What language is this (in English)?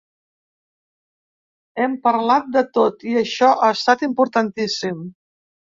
Catalan